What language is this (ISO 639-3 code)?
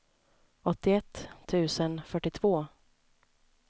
swe